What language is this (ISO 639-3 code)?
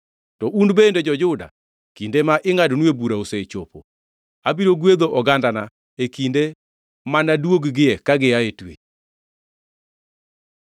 luo